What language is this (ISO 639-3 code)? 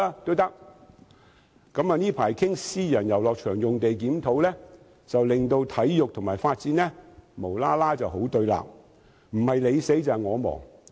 yue